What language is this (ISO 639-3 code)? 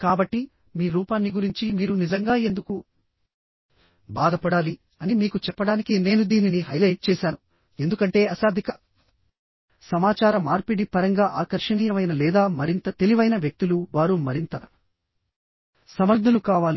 tel